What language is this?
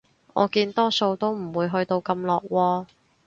Cantonese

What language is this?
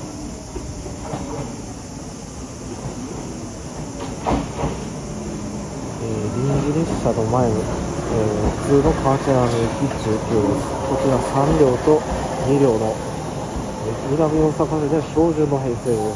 Japanese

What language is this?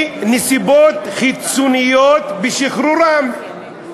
Hebrew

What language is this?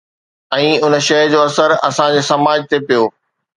Sindhi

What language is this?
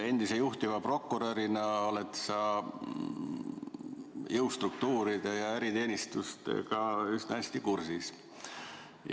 Estonian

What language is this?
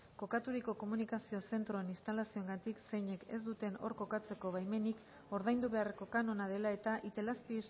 Basque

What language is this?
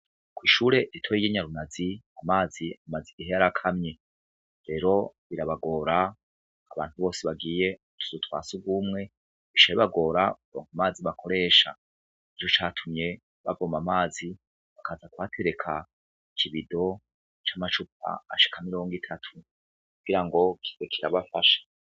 Rundi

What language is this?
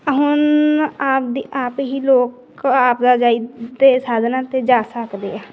Punjabi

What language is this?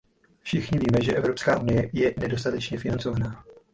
Czech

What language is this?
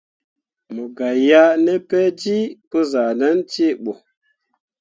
Mundang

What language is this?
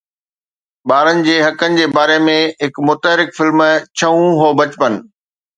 Sindhi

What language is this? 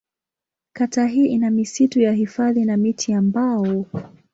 Swahili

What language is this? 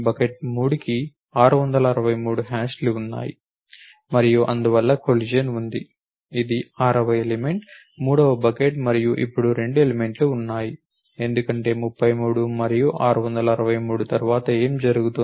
Telugu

